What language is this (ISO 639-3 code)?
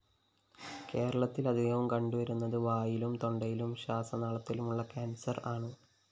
mal